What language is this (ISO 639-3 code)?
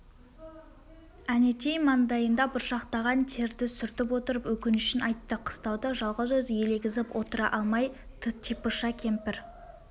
kaz